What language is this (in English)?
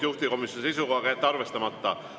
Estonian